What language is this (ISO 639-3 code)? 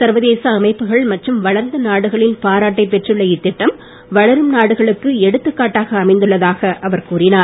tam